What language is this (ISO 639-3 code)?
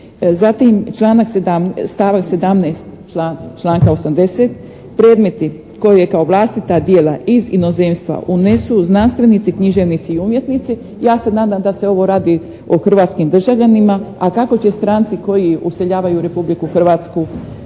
hrv